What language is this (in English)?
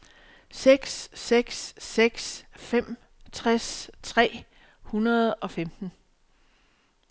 Danish